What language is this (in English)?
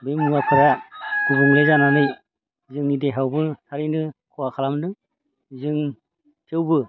Bodo